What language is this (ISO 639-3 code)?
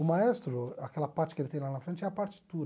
por